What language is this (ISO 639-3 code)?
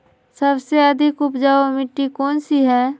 mag